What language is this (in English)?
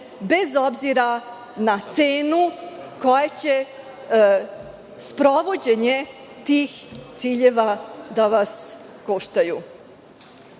Serbian